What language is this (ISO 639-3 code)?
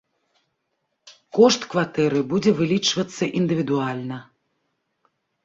bel